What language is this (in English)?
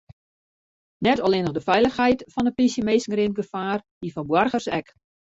Western Frisian